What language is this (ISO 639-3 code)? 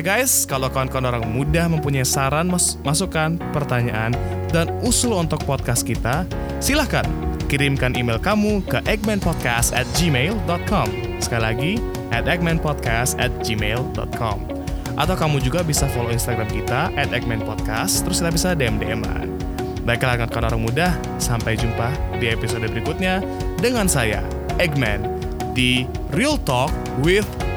ind